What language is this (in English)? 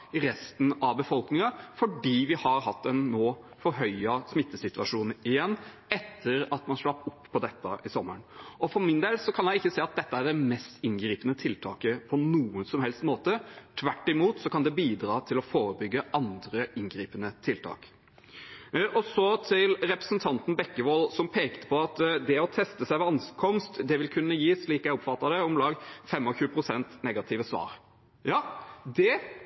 Norwegian Bokmål